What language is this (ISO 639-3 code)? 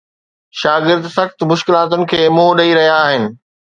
snd